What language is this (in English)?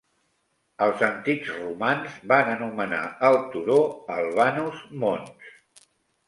Catalan